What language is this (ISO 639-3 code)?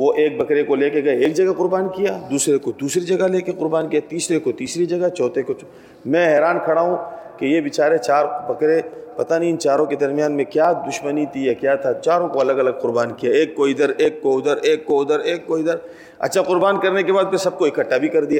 urd